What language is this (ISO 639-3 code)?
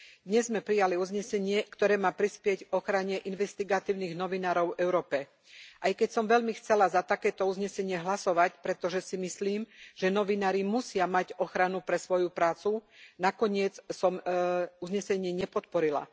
slk